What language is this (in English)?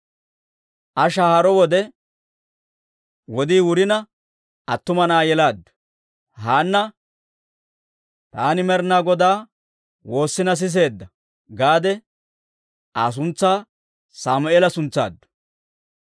Dawro